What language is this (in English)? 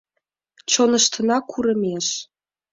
Mari